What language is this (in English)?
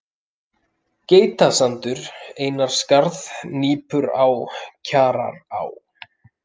Icelandic